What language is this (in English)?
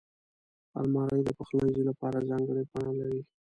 Pashto